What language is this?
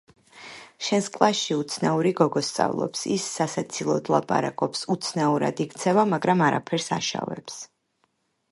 Georgian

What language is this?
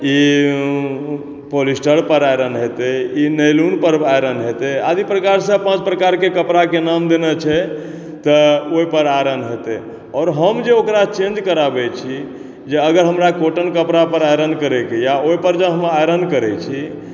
Maithili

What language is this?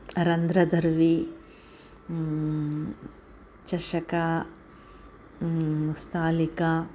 Sanskrit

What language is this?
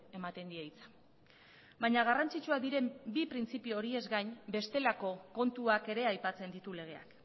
Basque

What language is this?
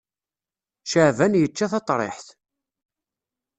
Kabyle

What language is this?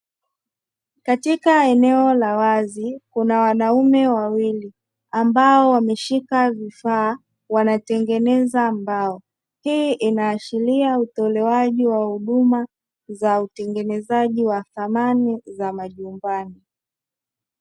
Swahili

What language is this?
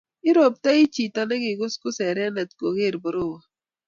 Kalenjin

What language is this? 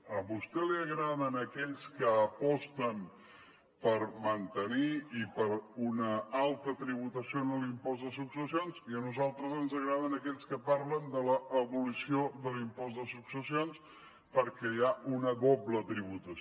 Catalan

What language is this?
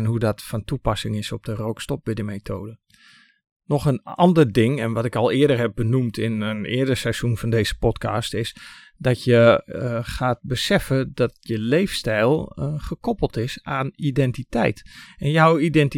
Dutch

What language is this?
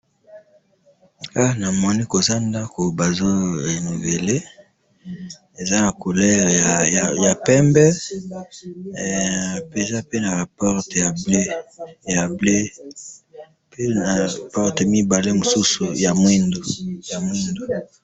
Lingala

